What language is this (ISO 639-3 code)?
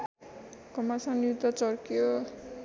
nep